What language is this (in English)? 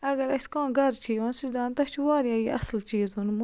Kashmiri